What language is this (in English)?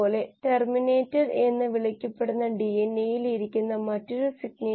Malayalam